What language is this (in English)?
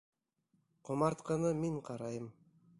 Bashkir